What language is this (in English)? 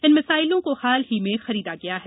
Hindi